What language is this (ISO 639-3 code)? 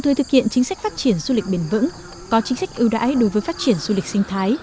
vie